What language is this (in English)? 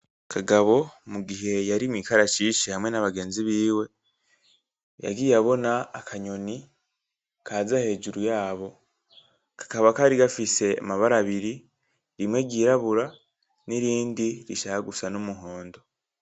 Rundi